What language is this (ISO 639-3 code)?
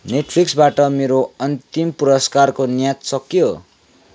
nep